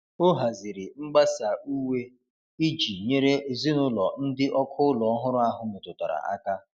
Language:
Igbo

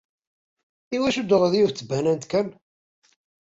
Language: Kabyle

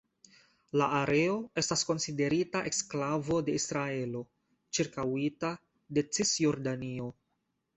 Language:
Esperanto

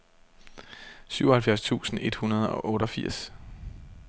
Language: Danish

